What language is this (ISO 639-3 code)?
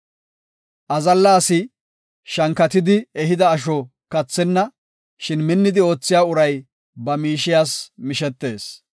gof